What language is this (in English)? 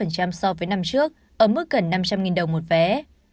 Vietnamese